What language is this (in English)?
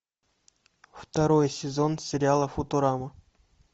Russian